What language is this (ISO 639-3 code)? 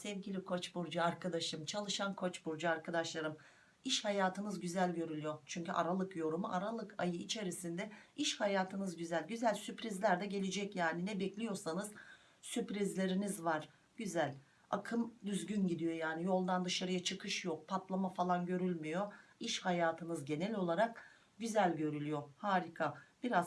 tur